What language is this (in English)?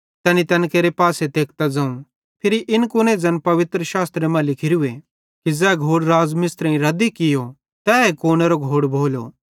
Bhadrawahi